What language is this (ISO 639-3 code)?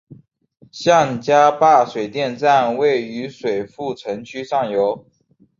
zho